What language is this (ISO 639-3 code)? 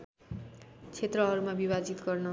nep